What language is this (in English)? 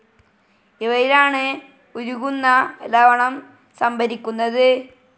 Malayalam